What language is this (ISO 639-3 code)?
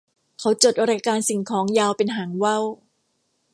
tha